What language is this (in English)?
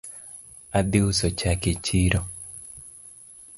Luo (Kenya and Tanzania)